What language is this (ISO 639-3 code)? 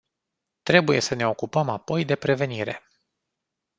ron